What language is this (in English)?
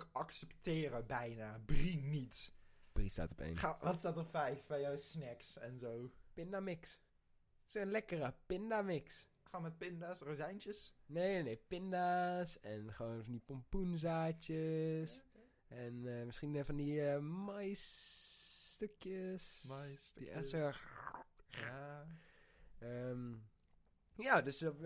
Dutch